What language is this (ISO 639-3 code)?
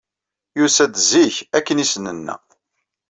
kab